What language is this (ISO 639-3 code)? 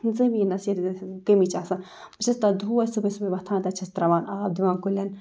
kas